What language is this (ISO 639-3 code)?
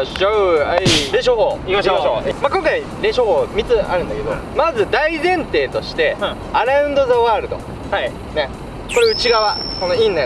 jpn